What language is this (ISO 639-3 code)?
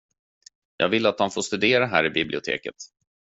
swe